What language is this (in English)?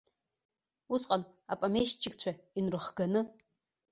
Abkhazian